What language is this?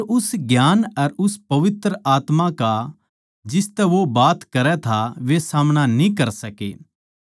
Haryanvi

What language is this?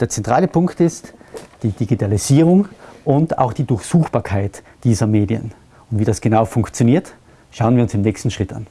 German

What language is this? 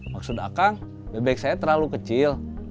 Indonesian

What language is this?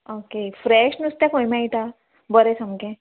Konkani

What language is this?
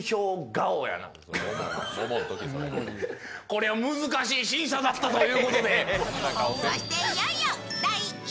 Japanese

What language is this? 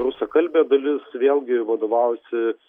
Lithuanian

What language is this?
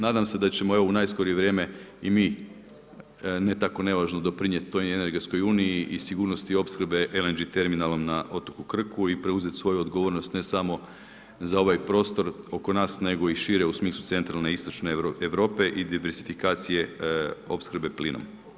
Croatian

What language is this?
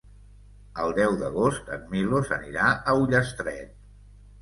Catalan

